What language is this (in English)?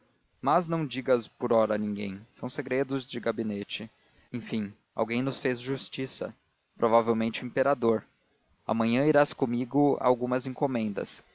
Portuguese